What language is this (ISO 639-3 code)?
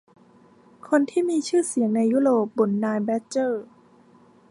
tha